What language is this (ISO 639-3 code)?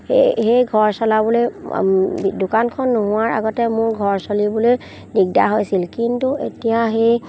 asm